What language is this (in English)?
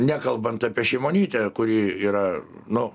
Lithuanian